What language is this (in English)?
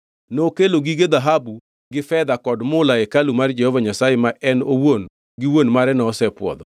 Luo (Kenya and Tanzania)